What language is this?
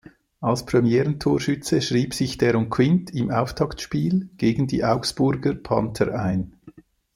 German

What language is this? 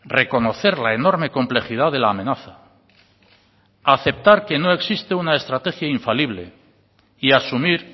Spanish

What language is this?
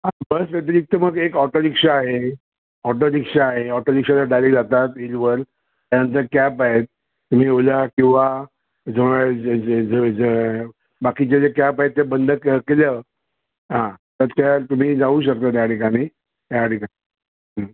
Marathi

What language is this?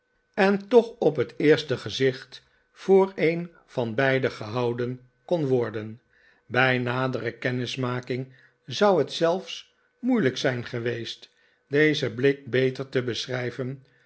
Dutch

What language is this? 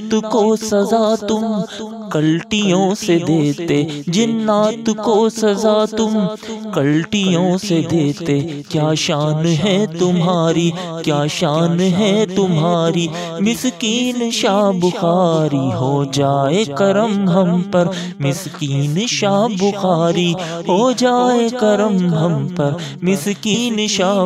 Hindi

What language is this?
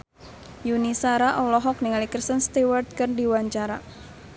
Sundanese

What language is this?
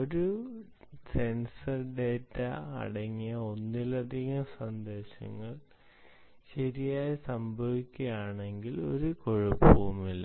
Malayalam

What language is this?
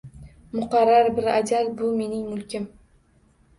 Uzbek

